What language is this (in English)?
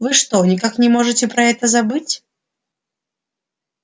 Russian